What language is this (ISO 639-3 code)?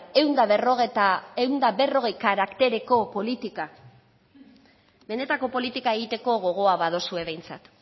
eus